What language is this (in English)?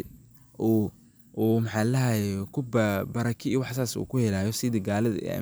Somali